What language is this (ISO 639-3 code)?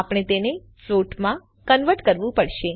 guj